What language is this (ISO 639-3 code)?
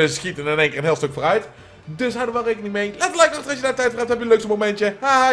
nld